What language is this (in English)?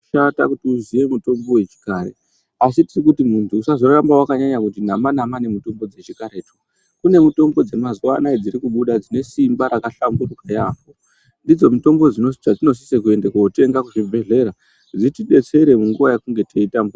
Ndau